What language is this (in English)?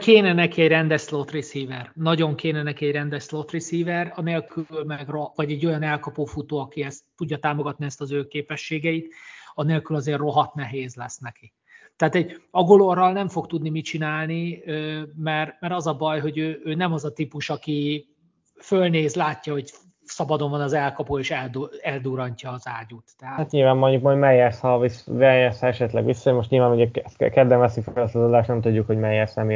Hungarian